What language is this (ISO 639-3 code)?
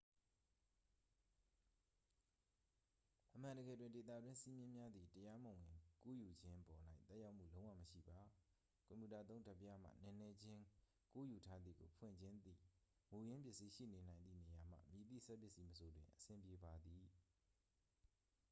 mya